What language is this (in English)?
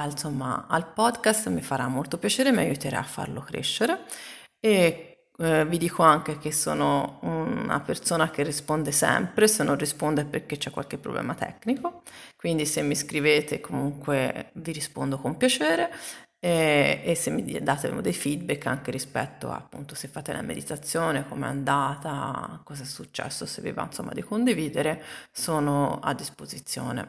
Italian